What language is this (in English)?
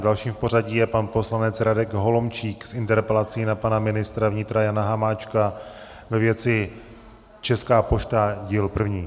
Czech